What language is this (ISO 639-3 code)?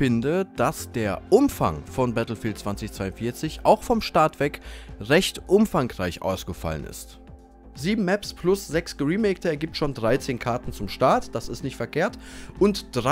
deu